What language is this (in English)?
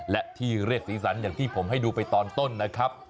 Thai